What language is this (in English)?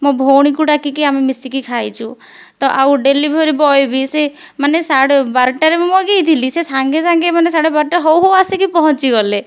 Odia